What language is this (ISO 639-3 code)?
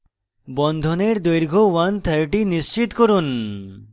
ben